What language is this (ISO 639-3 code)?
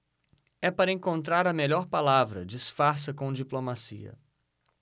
por